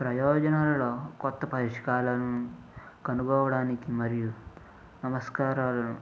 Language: Telugu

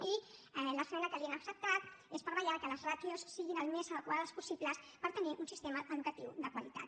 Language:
Catalan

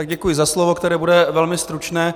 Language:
Czech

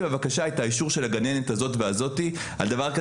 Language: Hebrew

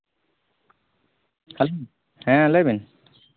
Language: Santali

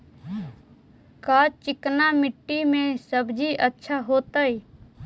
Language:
Magahi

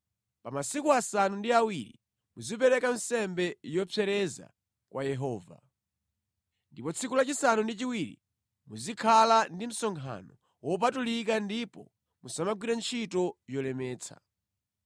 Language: Nyanja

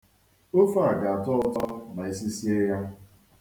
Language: Igbo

